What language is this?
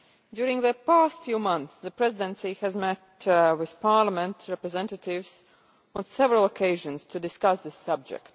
English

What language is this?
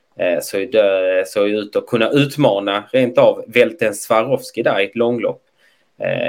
Swedish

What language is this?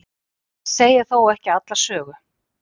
Icelandic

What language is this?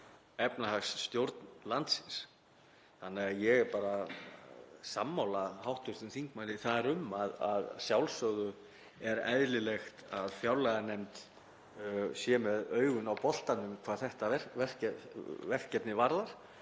Icelandic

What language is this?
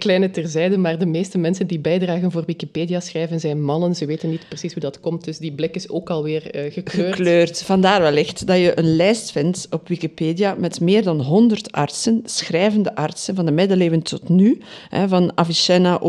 Dutch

